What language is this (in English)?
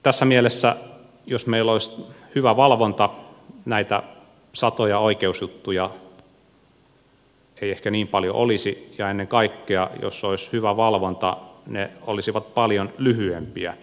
Finnish